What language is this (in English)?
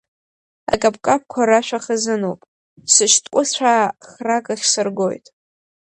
Abkhazian